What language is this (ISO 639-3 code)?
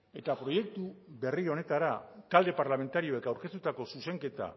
eus